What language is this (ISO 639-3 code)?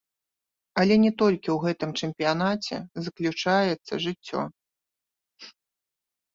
bel